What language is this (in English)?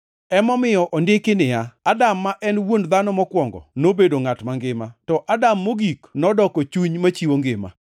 Luo (Kenya and Tanzania)